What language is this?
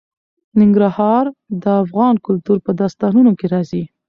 Pashto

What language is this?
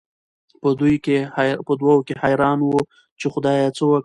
Pashto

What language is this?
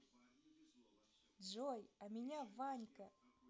Russian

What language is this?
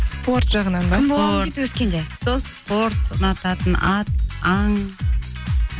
Kazakh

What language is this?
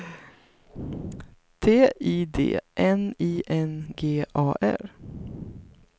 Swedish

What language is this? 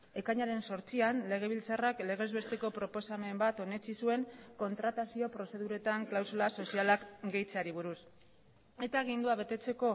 Basque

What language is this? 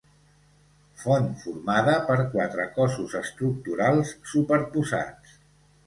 Catalan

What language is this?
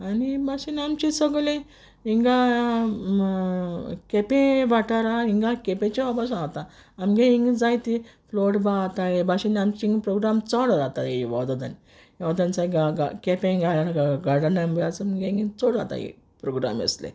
Konkani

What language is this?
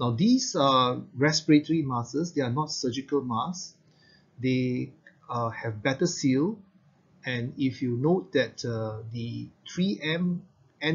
English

